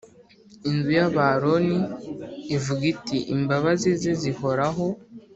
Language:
Kinyarwanda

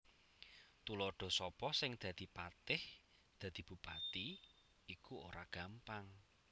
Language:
Javanese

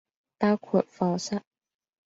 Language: Cantonese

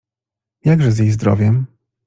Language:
Polish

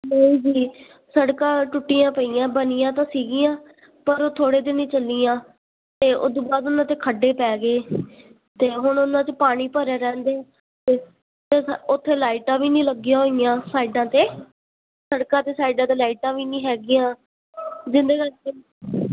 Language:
Punjabi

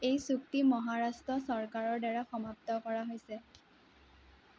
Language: Assamese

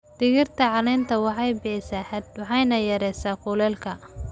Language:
Somali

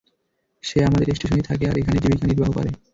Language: Bangla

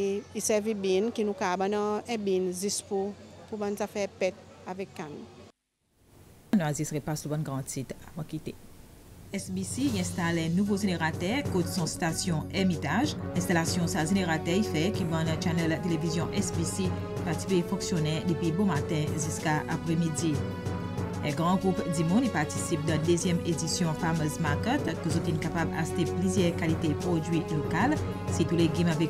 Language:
French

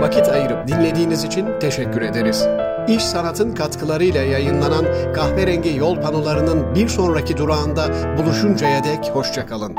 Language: Turkish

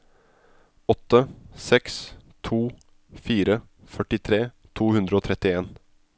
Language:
Norwegian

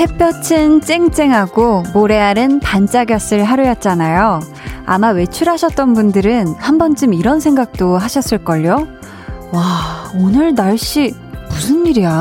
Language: Korean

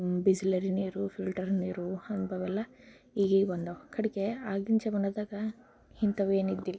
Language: Kannada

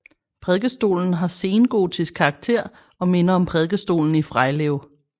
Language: Danish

